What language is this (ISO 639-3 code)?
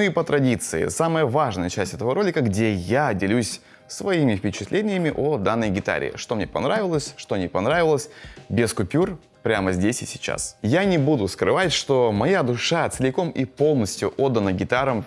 rus